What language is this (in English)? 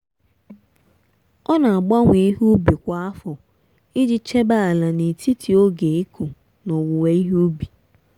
Igbo